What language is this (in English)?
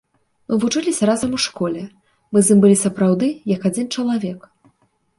Belarusian